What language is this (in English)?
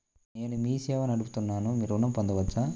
Telugu